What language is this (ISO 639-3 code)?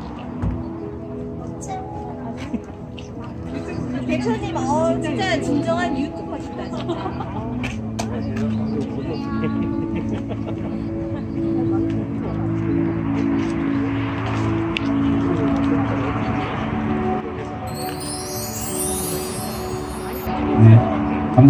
kor